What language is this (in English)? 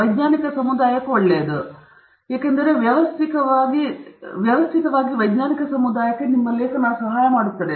Kannada